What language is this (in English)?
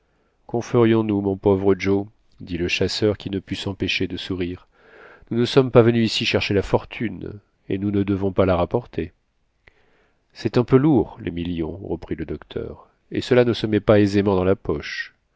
French